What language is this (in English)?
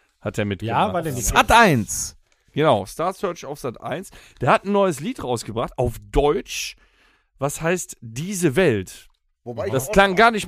German